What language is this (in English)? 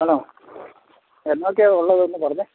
Malayalam